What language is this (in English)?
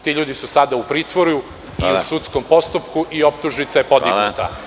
Serbian